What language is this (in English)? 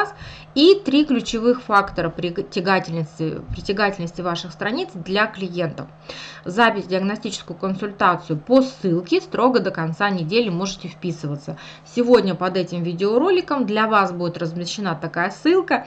Russian